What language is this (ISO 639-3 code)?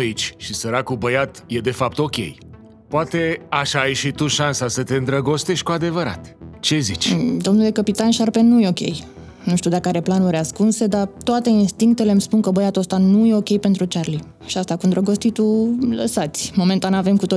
ron